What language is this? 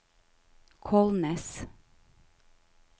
Norwegian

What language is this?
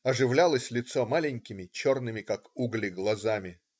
Russian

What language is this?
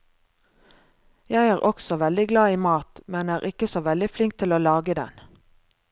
Norwegian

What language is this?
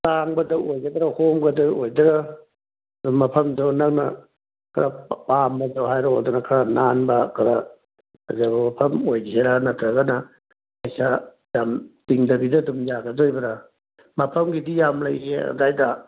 Manipuri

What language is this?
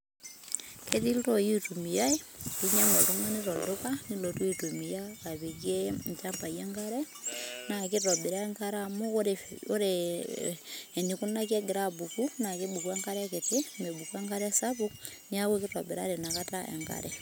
Masai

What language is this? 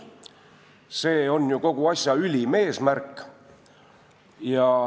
Estonian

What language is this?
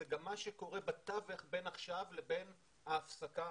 Hebrew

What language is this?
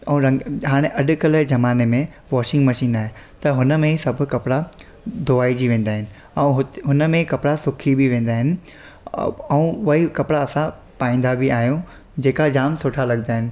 Sindhi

